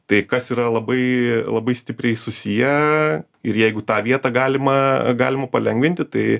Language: Lithuanian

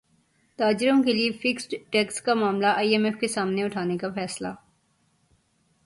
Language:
Urdu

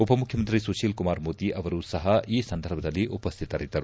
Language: Kannada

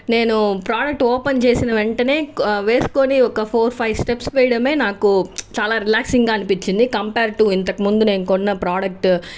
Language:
Telugu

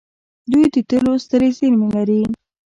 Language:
Pashto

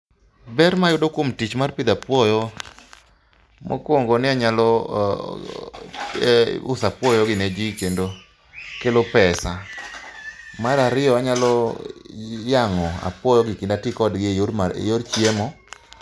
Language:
Luo (Kenya and Tanzania)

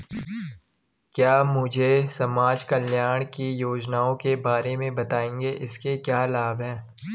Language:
Hindi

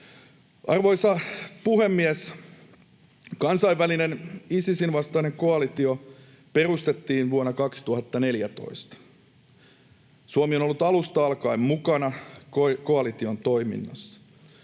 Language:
Finnish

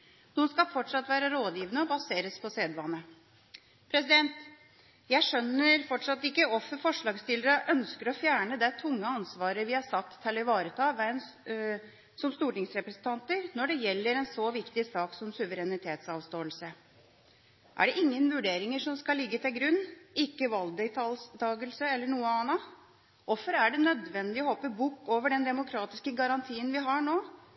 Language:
Norwegian Bokmål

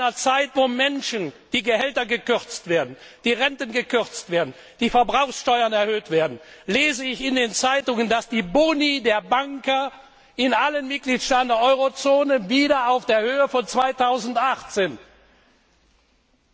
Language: German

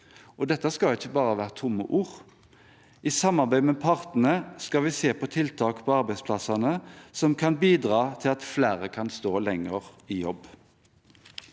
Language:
Norwegian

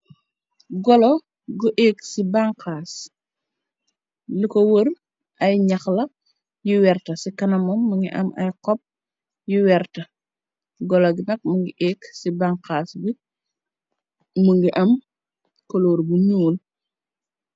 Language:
Wolof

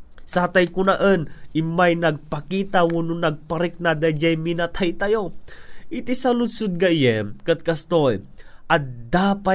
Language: Filipino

